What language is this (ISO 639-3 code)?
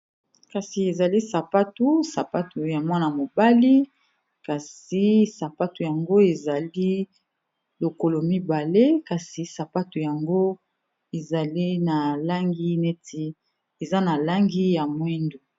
lin